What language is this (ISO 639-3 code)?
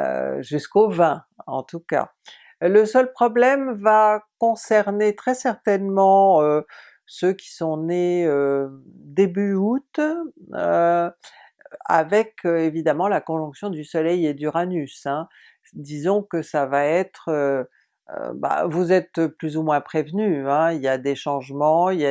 fra